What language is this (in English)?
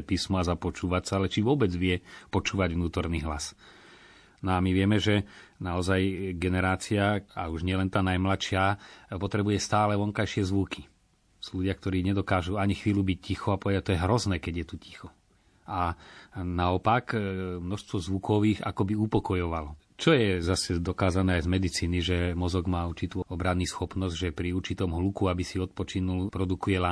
Slovak